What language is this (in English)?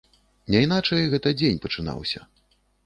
Belarusian